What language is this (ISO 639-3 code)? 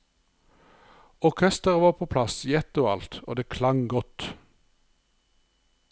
nor